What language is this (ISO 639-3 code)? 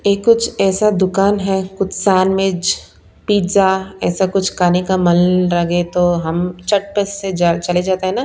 hin